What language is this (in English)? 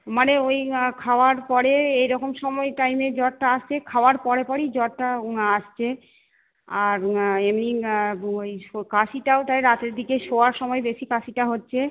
Bangla